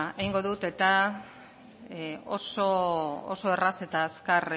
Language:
Basque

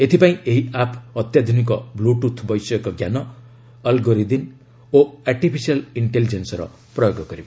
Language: Odia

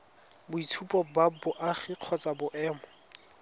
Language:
Tswana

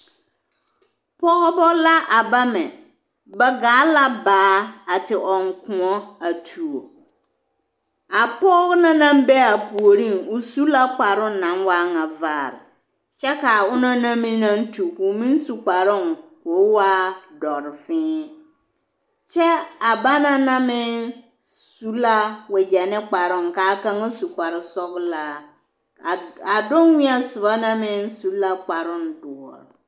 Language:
Southern Dagaare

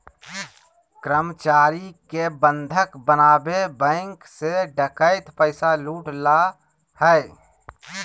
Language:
Magahi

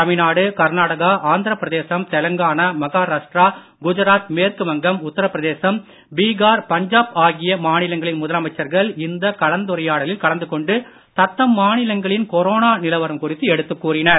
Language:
Tamil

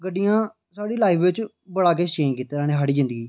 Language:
Dogri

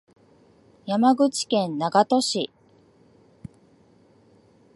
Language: Japanese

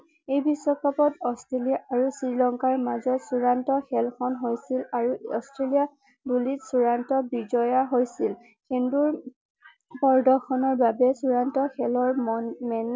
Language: Assamese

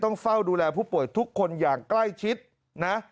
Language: Thai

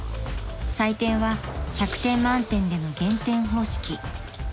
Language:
Japanese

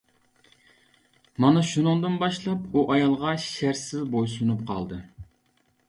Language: Uyghur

